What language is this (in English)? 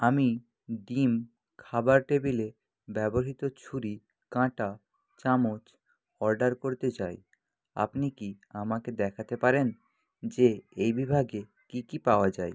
Bangla